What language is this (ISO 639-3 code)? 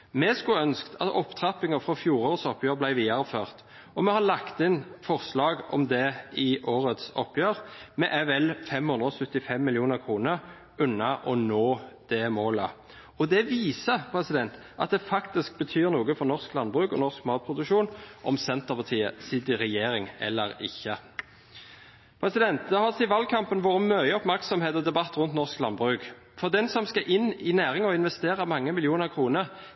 nob